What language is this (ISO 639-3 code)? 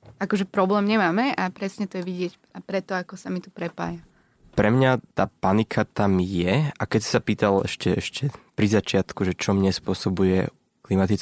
slk